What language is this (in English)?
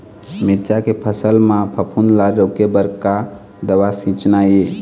Chhattisgarhi